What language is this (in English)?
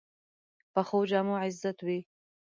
Pashto